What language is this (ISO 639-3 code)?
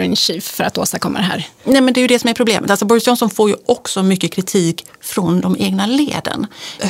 swe